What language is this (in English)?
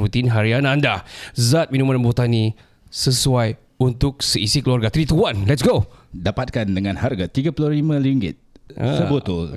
Malay